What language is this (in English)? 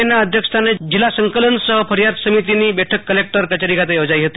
Gujarati